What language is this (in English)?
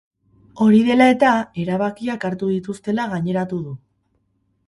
Basque